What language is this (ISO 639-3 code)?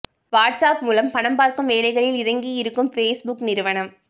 tam